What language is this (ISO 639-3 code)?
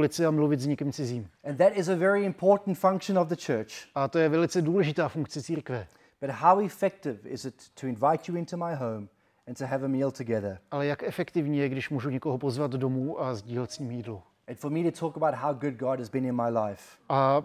ces